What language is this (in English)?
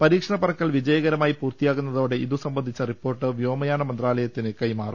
Malayalam